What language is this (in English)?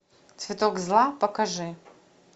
Russian